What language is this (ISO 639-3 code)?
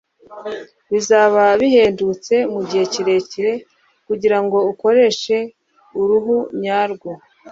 kin